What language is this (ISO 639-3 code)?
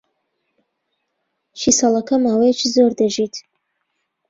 ckb